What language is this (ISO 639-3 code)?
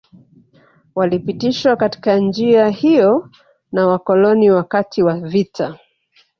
swa